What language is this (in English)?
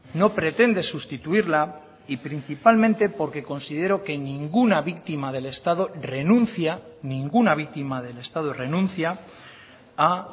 Spanish